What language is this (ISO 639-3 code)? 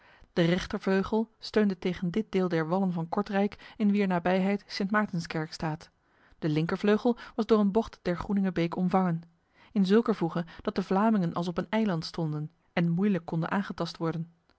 nld